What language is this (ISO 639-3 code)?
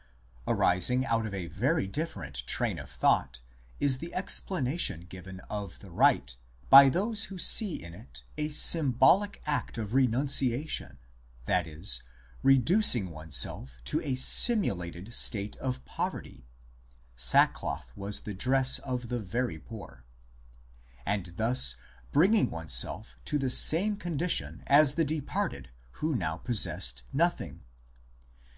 eng